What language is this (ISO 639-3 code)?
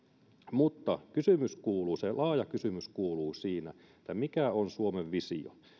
fin